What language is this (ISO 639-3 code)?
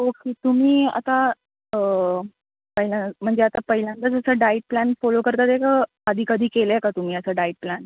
mar